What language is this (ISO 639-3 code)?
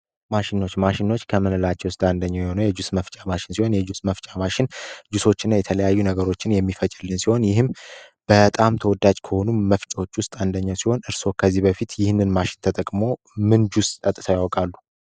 amh